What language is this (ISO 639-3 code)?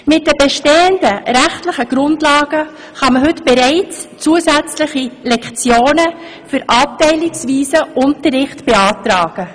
gsw